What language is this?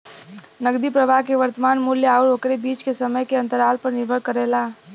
Bhojpuri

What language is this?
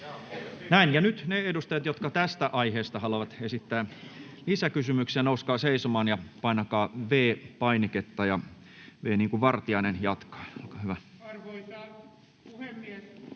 Finnish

